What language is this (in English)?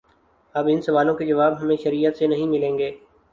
Urdu